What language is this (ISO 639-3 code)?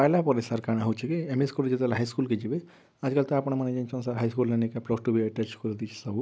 ori